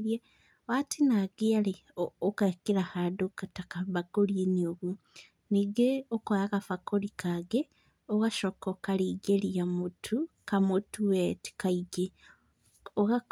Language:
Kikuyu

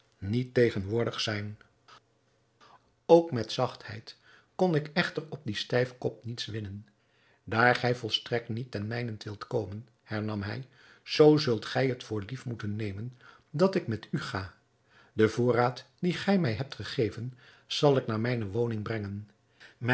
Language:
Dutch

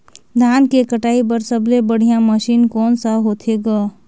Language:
Chhattisgarhi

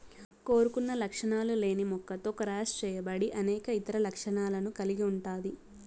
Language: Telugu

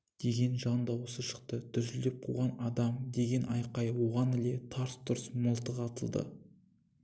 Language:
Kazakh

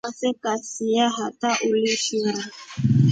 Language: Rombo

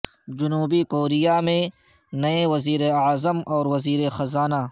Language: Urdu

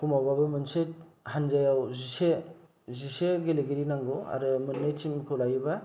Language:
Bodo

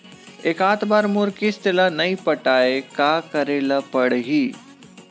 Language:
Chhattisgarhi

